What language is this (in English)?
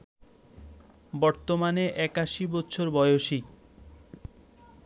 Bangla